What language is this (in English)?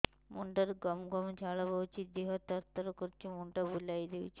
Odia